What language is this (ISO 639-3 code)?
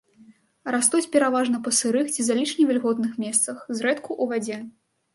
bel